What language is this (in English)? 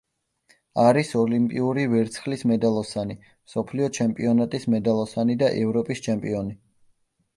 Georgian